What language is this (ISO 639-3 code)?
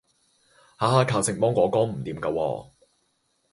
yue